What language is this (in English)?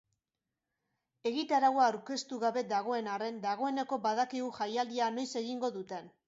Basque